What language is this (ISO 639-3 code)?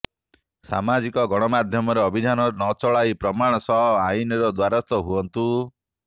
ori